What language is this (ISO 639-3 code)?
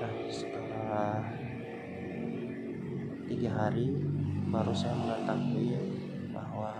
ind